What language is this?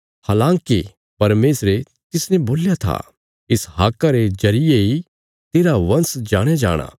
Bilaspuri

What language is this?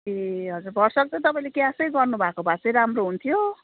Nepali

